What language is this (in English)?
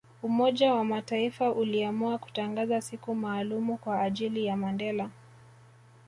Swahili